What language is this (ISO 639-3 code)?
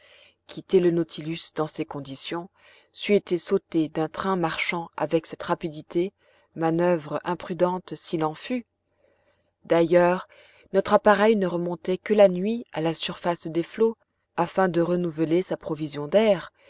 fra